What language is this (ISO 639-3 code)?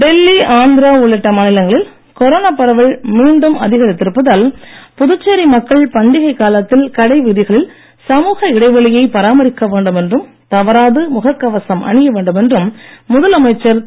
tam